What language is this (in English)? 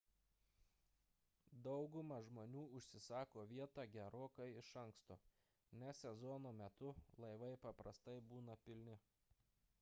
Lithuanian